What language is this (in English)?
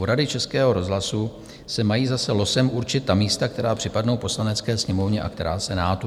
Czech